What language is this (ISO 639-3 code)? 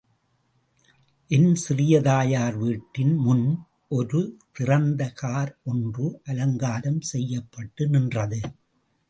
tam